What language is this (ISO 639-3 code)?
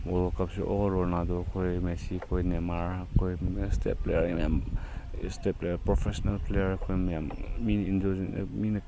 mni